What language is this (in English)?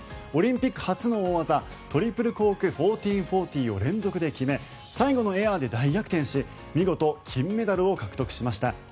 Japanese